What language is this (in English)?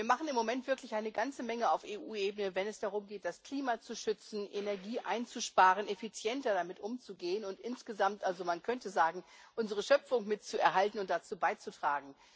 German